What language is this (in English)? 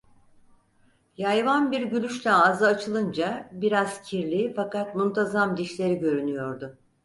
Turkish